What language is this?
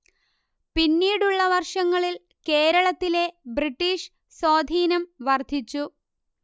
Malayalam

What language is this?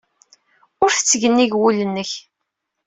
Kabyle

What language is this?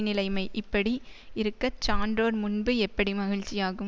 Tamil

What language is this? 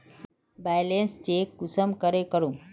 Magahi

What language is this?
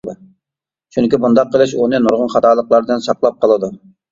Uyghur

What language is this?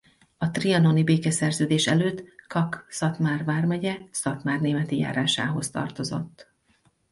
Hungarian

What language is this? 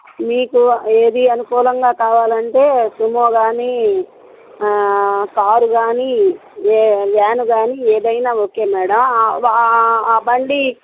Telugu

